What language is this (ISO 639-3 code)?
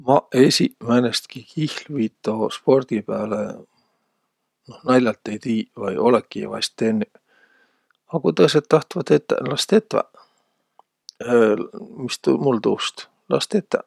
vro